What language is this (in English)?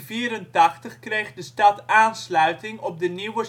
Dutch